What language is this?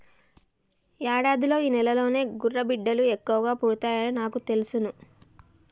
Telugu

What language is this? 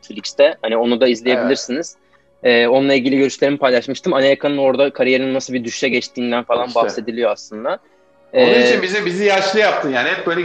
Turkish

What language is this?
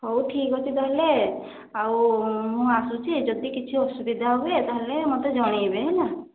Odia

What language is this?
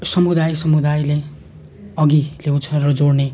Nepali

